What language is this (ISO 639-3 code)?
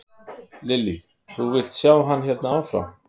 isl